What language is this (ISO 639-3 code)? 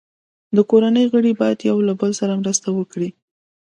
pus